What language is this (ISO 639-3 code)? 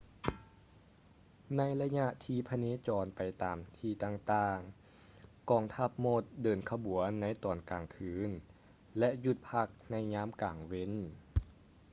lao